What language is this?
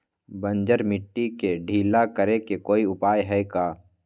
Magahi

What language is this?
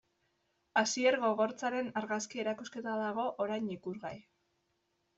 Basque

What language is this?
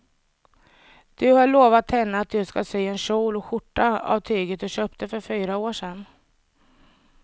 Swedish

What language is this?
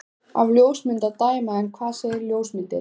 Icelandic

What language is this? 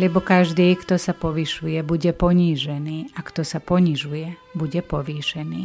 Slovak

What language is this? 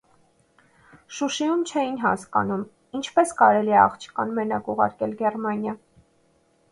Armenian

